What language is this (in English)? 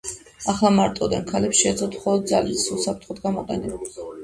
Georgian